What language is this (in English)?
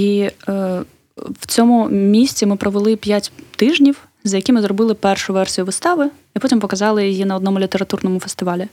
Ukrainian